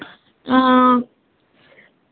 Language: Dogri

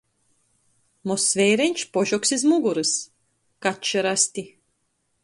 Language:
Latgalian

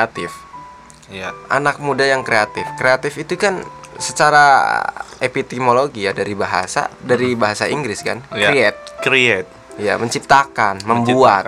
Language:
Indonesian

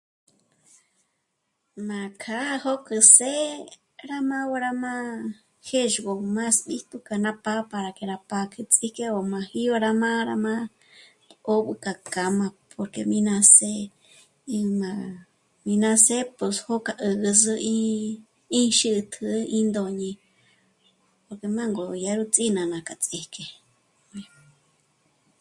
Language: Michoacán Mazahua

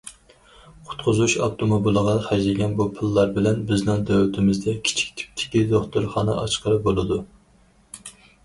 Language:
Uyghur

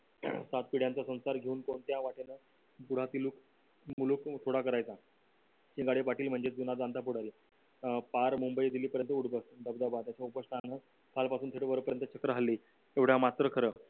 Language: Marathi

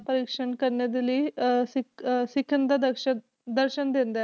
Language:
Punjabi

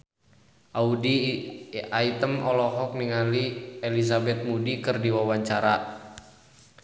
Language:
Sundanese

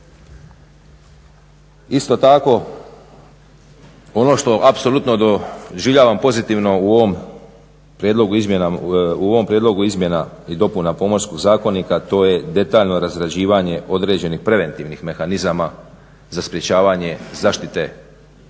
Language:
Croatian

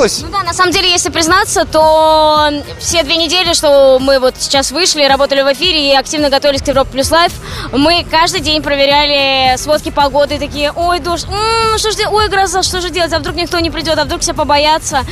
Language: Russian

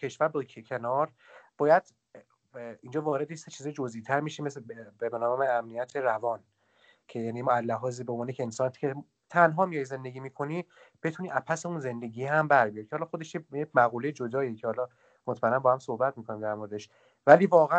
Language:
Persian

